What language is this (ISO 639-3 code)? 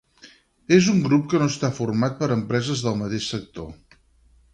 cat